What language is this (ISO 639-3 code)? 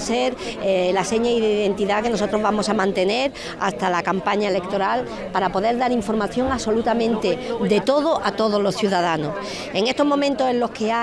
spa